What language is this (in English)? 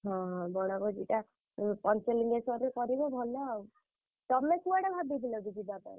Odia